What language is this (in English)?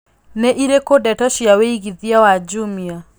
Kikuyu